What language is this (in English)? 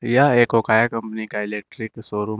Hindi